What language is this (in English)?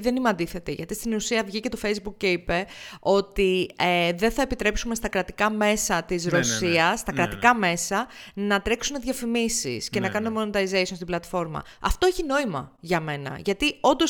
Greek